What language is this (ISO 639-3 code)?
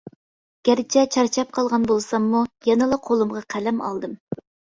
uig